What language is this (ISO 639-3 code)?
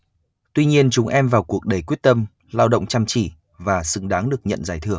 vie